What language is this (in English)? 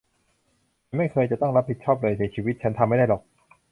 Thai